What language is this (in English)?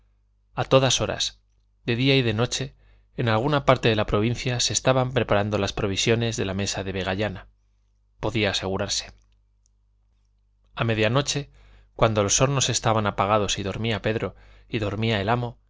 Spanish